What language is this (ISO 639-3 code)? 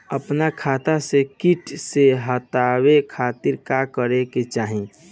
bho